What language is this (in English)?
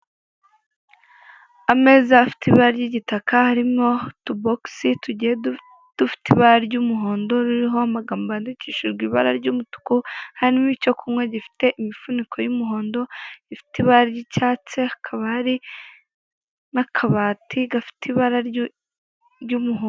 Kinyarwanda